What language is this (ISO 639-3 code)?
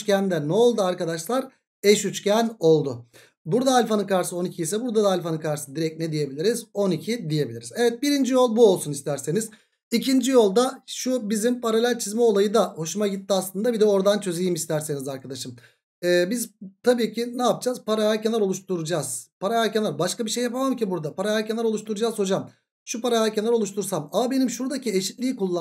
tur